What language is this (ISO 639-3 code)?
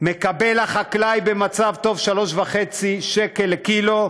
heb